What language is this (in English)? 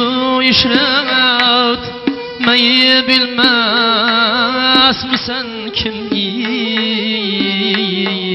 Uzbek